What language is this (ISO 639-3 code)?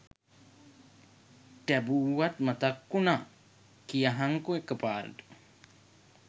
sin